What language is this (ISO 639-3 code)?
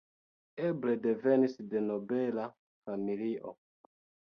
epo